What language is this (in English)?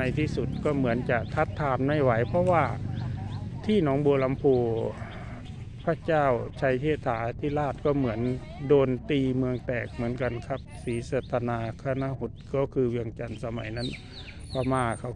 Thai